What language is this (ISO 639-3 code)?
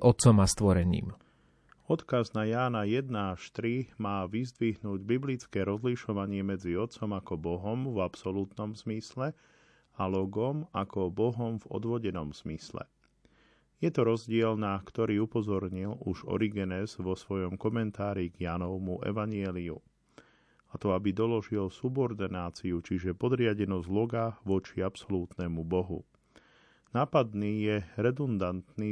slk